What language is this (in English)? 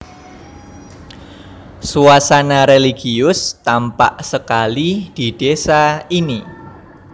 Javanese